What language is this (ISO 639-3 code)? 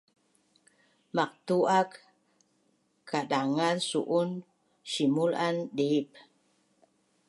bnn